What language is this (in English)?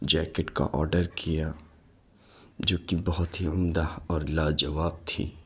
Urdu